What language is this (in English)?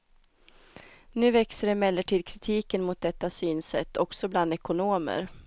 Swedish